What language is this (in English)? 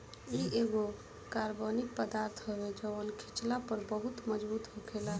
Bhojpuri